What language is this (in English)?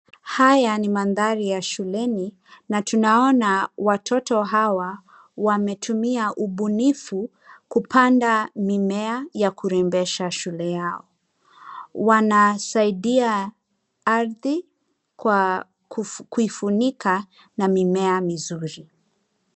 Swahili